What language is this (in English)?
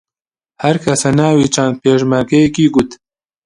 Central Kurdish